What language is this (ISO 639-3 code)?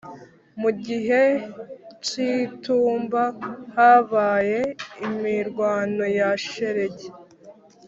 kin